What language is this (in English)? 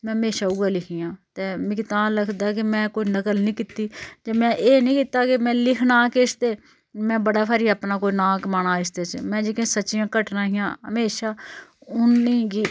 Dogri